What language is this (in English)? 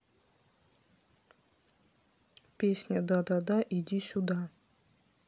Russian